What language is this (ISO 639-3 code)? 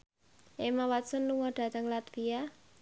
jav